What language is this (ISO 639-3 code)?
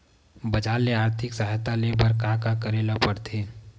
hne